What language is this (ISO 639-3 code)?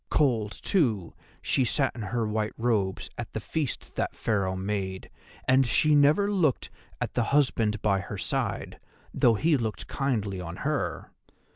eng